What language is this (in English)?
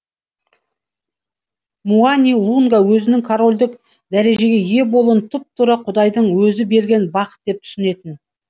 Kazakh